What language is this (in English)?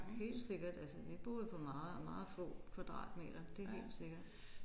Danish